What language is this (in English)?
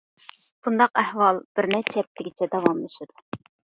Uyghur